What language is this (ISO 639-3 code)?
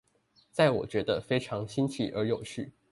zho